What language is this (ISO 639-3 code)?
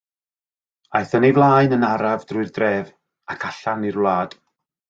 cym